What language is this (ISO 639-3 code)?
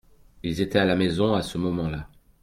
fra